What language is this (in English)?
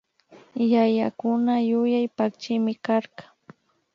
Imbabura Highland Quichua